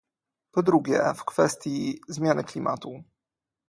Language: Polish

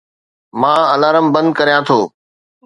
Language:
Sindhi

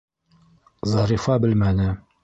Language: Bashkir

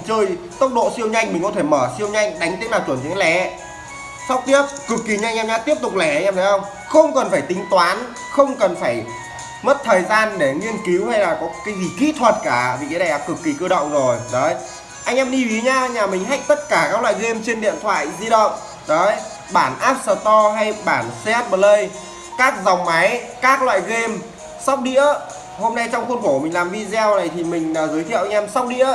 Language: Vietnamese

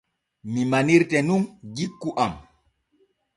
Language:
Borgu Fulfulde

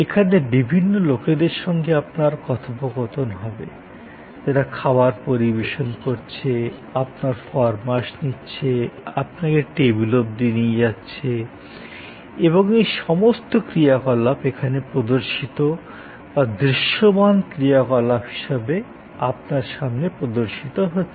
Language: Bangla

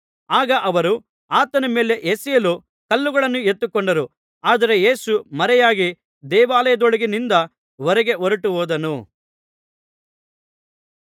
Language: Kannada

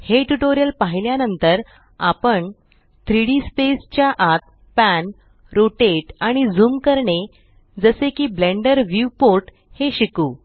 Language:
Marathi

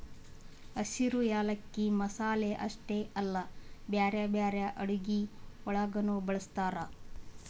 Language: Kannada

